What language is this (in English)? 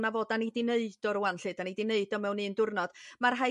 Welsh